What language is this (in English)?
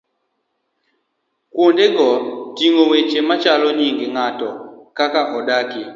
Luo (Kenya and Tanzania)